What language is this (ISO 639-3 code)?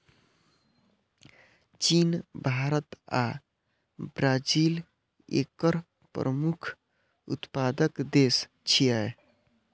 mai